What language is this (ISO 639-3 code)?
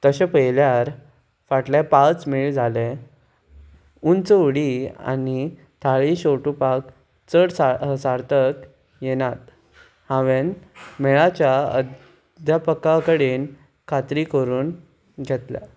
kok